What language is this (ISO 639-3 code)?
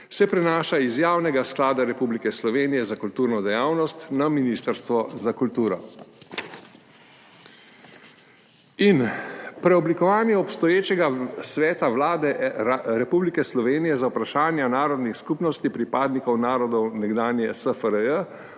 slv